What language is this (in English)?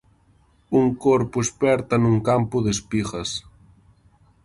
Galician